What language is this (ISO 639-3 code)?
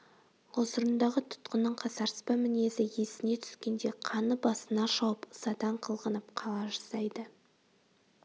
kaz